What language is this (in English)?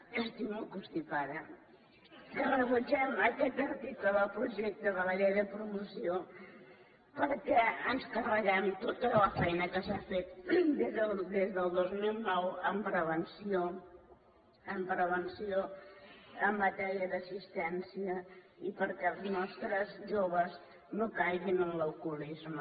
Catalan